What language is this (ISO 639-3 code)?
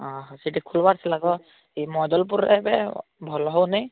ori